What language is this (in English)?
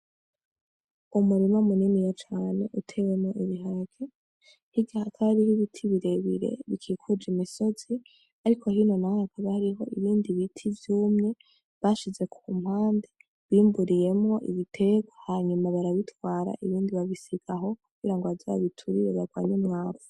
Rundi